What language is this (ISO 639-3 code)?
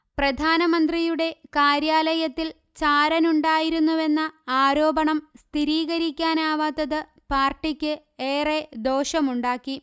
mal